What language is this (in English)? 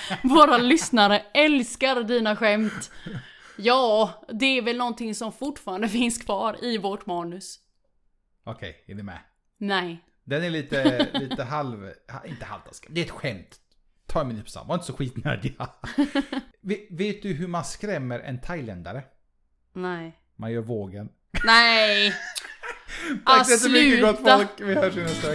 Swedish